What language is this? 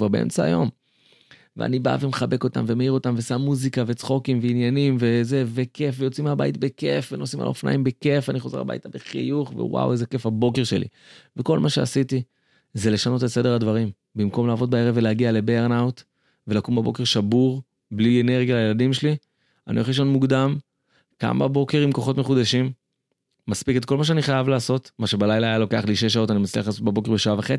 Hebrew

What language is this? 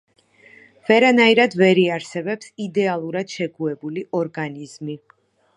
Georgian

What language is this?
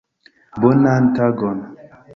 Esperanto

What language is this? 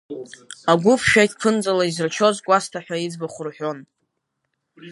Abkhazian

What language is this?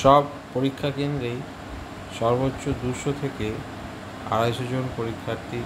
Romanian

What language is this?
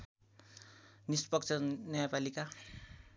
Nepali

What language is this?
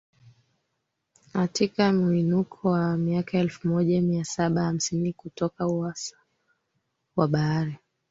Swahili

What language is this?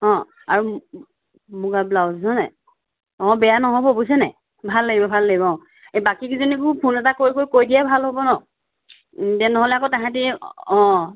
Assamese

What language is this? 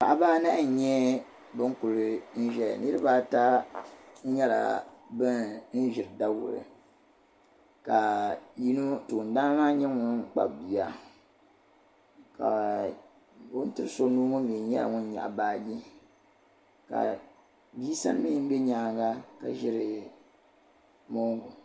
Dagbani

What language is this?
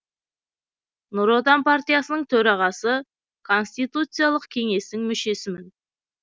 Kazakh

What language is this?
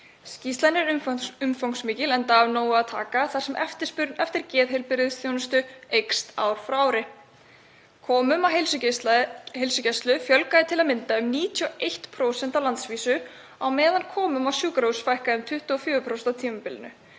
Icelandic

